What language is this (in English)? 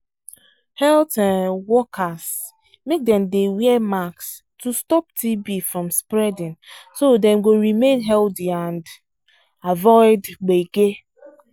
Nigerian Pidgin